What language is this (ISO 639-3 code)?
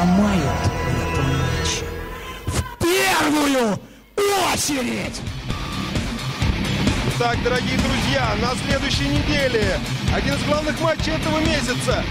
rus